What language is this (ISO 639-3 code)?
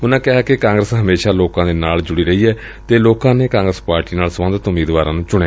pan